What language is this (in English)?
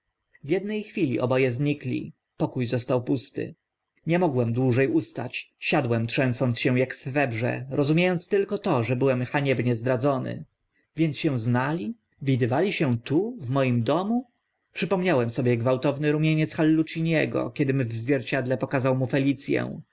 Polish